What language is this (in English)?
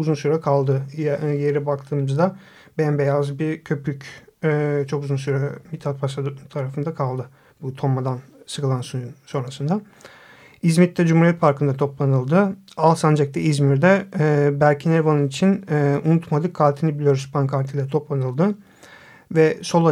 Turkish